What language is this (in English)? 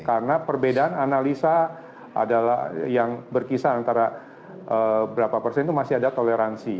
Indonesian